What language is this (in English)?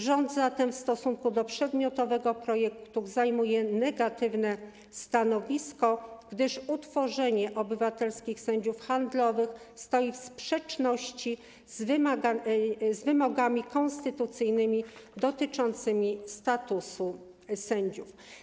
Polish